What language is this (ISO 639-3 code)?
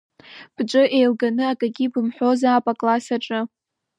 abk